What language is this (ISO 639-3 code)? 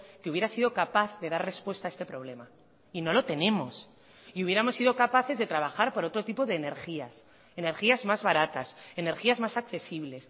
spa